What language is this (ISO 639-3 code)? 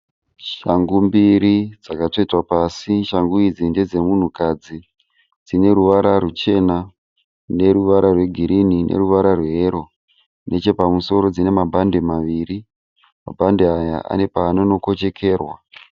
sna